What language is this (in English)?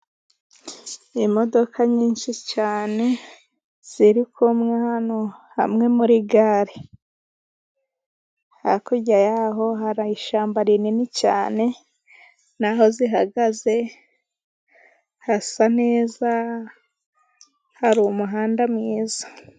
Kinyarwanda